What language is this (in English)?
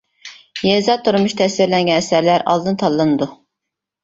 Uyghur